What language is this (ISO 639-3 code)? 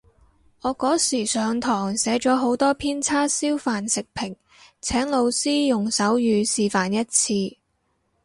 yue